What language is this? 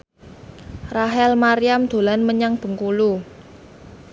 Javanese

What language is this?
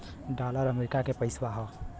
Bhojpuri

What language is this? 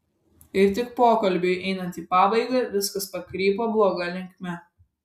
Lithuanian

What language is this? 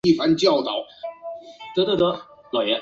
Chinese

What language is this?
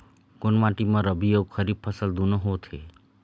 Chhattisgarhi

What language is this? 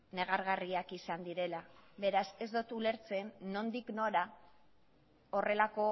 Basque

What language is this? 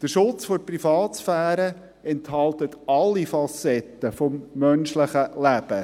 Swiss German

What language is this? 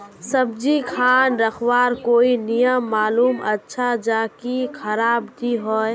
Magahi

